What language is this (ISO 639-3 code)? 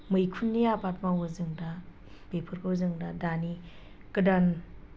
brx